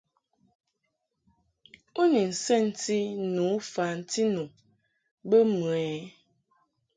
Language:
Mungaka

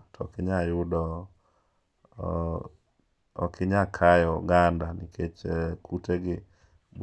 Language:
Luo (Kenya and Tanzania)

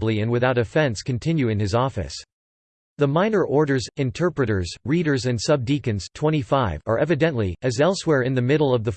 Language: English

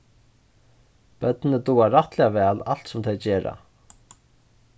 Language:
Faroese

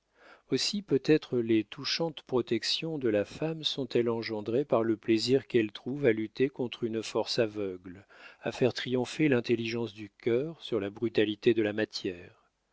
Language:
French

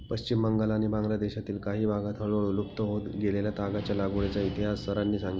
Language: Marathi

